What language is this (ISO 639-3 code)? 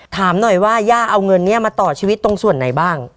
tha